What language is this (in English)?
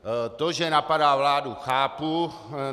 Czech